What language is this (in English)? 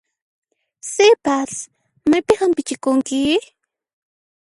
Puno Quechua